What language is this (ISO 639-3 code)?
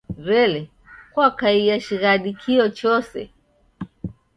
dav